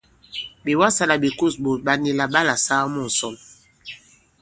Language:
Bankon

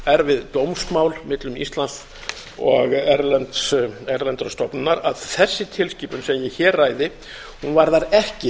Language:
Icelandic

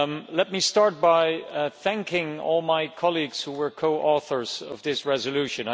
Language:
English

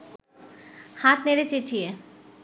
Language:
Bangla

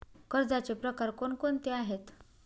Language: Marathi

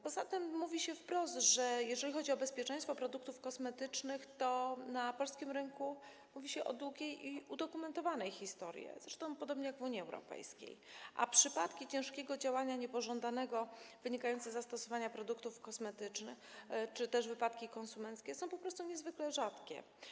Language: Polish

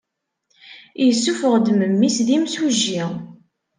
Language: Kabyle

